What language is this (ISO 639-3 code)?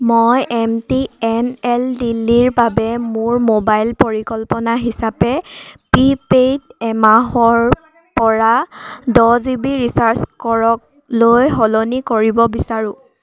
asm